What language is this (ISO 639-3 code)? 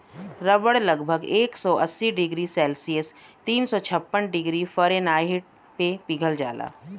bho